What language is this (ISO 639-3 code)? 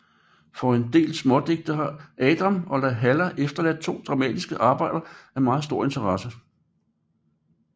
dan